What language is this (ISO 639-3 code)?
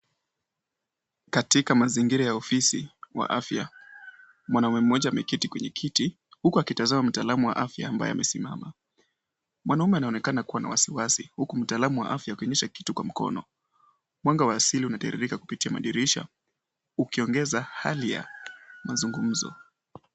swa